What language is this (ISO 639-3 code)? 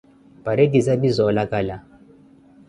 eko